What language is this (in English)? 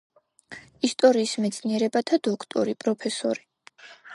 Georgian